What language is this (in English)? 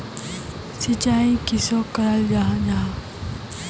Magahi